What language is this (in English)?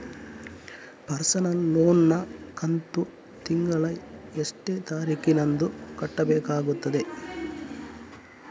Kannada